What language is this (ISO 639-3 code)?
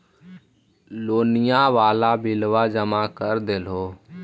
mag